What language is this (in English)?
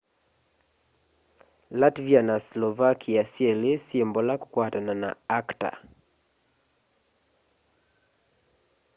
Kamba